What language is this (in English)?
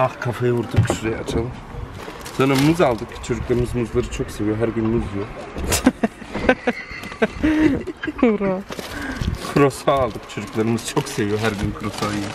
Turkish